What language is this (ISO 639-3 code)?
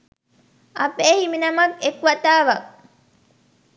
sin